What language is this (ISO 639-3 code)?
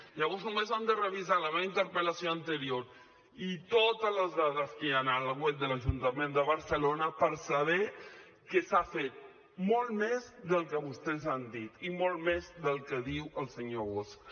cat